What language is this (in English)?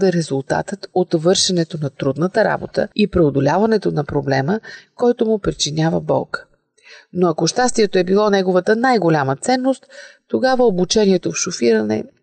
Bulgarian